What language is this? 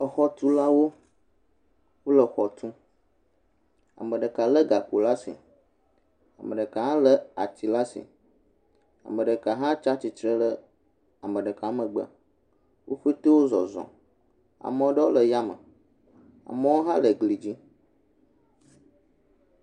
Ewe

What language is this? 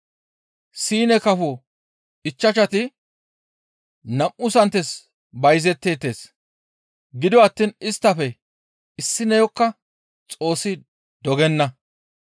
Gamo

